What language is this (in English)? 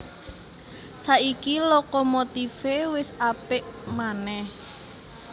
Javanese